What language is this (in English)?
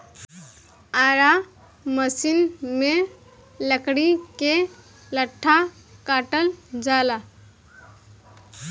Bhojpuri